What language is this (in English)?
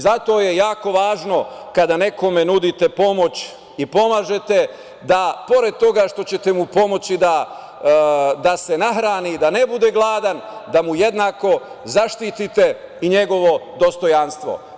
Serbian